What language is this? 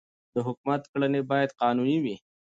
Pashto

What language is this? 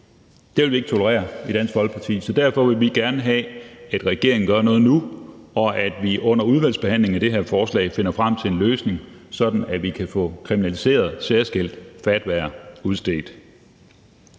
Danish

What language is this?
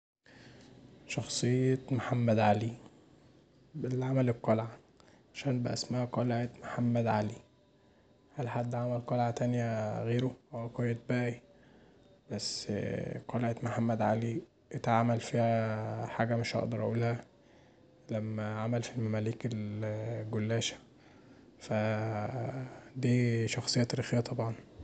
Egyptian Arabic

